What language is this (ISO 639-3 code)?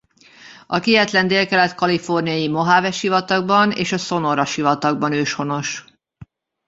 hun